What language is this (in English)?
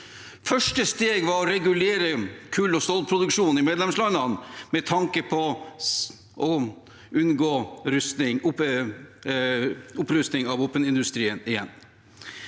Norwegian